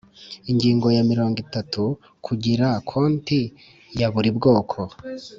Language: Kinyarwanda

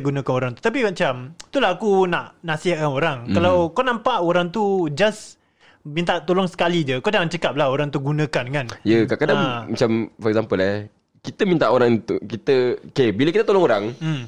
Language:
Malay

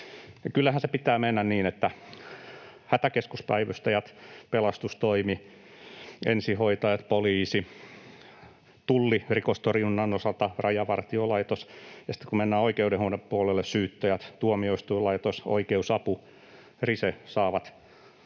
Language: Finnish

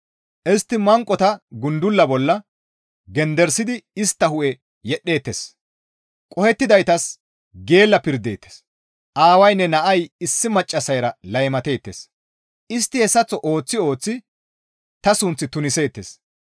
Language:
Gamo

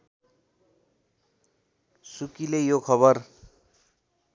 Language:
Nepali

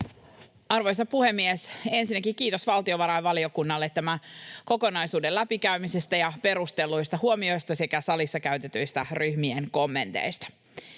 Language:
Finnish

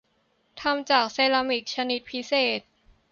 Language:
Thai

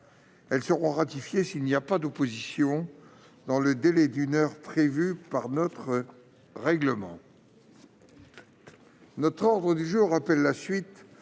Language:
French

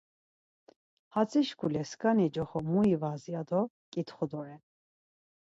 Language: Laz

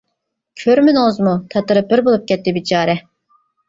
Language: Uyghur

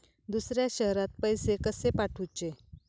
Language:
Marathi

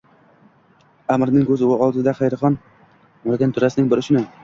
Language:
Uzbek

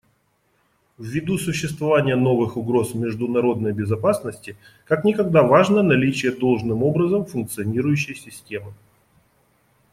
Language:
Russian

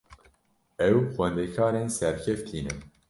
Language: Kurdish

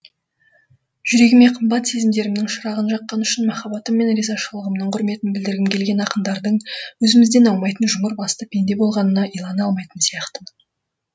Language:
Kazakh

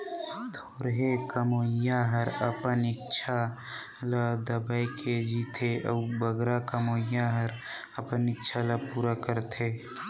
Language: Chhattisgarhi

